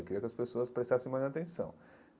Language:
Portuguese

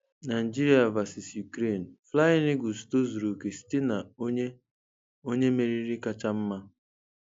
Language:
Igbo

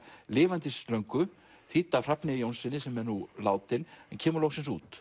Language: Icelandic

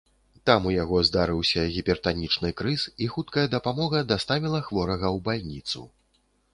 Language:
Belarusian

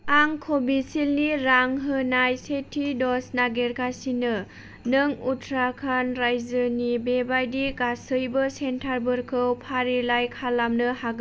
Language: Bodo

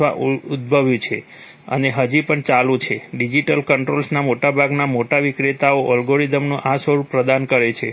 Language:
Gujarati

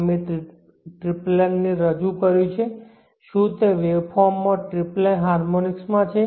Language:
Gujarati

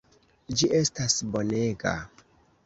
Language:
Esperanto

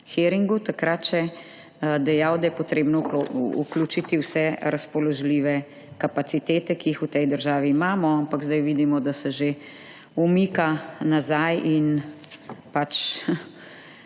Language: Slovenian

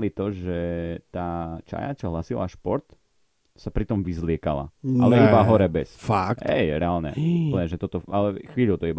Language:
Slovak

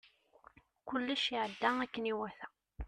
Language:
Kabyle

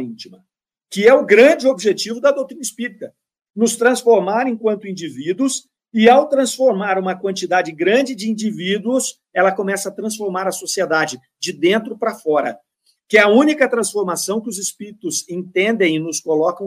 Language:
Portuguese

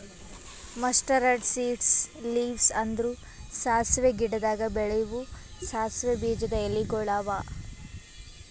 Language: Kannada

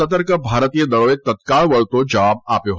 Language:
Gujarati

